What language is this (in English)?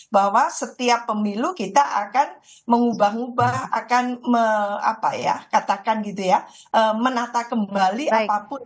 Indonesian